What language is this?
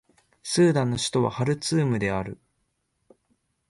Japanese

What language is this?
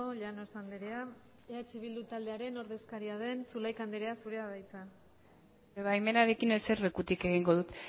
Basque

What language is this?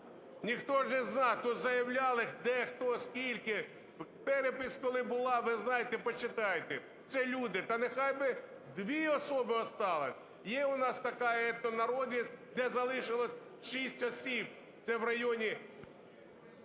Ukrainian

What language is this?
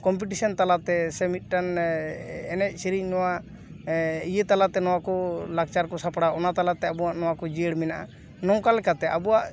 Santali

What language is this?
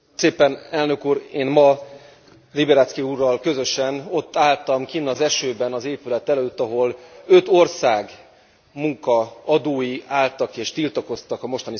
Hungarian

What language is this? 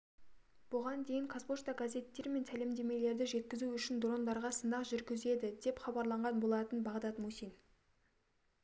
Kazakh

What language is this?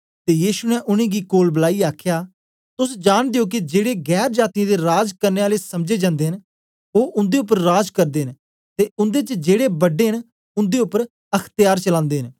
Dogri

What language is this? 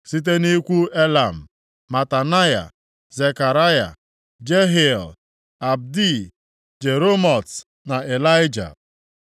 Igbo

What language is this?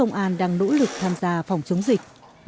Vietnamese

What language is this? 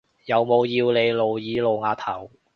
Cantonese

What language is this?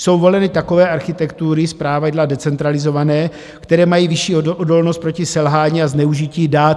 Czech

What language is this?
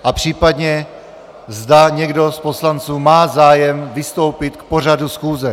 Czech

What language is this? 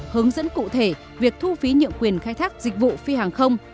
Vietnamese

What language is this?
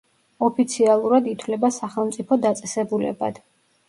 Georgian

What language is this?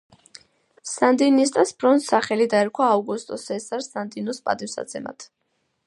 Georgian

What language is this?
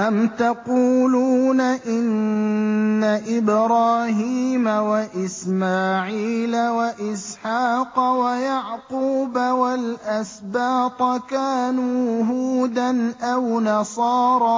Arabic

